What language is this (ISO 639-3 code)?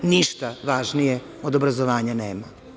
srp